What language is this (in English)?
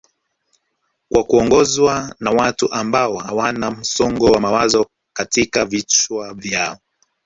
Swahili